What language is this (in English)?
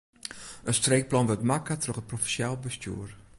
Western Frisian